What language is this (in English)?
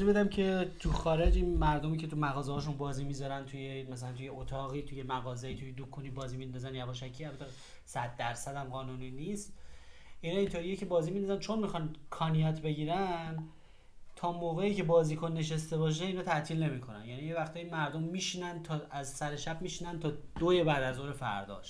Persian